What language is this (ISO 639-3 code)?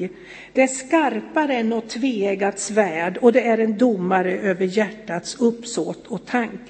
swe